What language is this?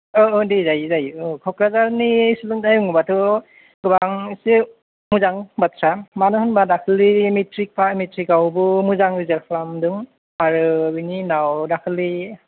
Bodo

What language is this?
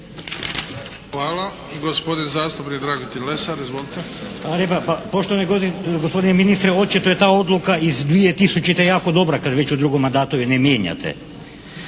Croatian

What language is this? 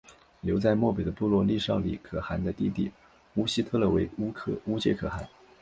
Chinese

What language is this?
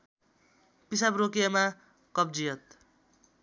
Nepali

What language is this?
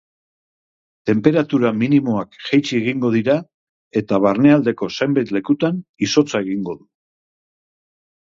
Basque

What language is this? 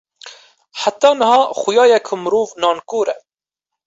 Kurdish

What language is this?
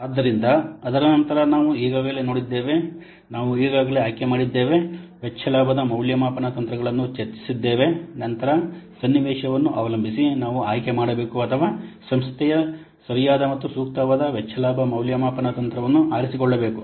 Kannada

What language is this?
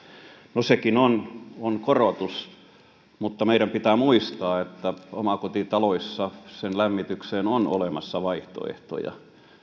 Finnish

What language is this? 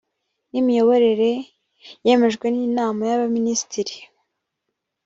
Kinyarwanda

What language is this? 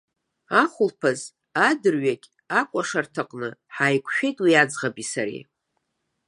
Abkhazian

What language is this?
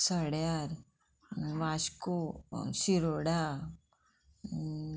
Konkani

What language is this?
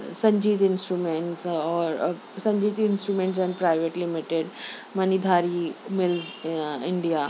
Urdu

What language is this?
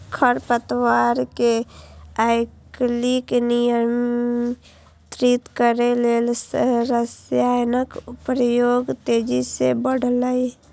Maithili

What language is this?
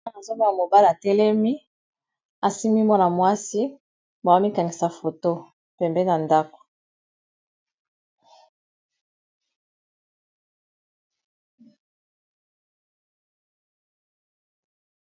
Lingala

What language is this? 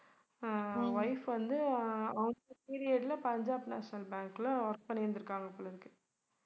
Tamil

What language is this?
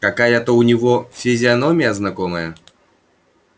Russian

